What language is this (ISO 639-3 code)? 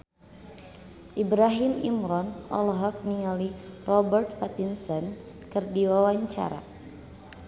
sun